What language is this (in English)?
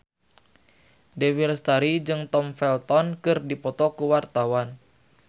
Sundanese